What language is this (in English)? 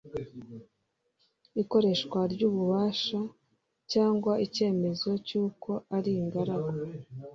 Kinyarwanda